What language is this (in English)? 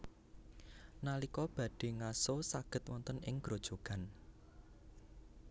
Javanese